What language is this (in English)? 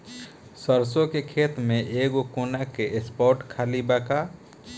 Bhojpuri